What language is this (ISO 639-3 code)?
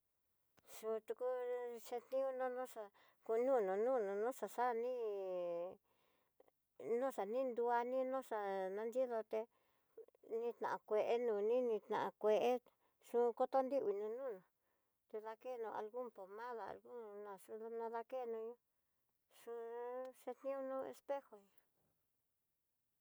mtx